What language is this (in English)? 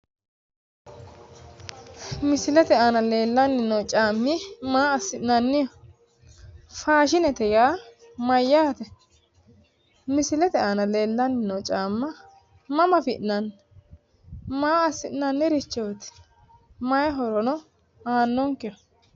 Sidamo